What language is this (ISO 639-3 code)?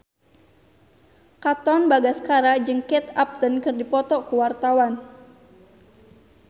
sun